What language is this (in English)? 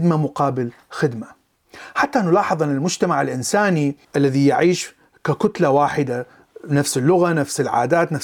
Arabic